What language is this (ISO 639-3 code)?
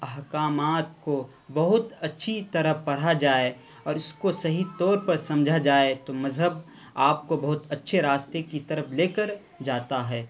urd